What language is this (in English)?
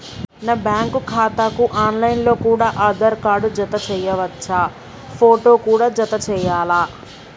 Telugu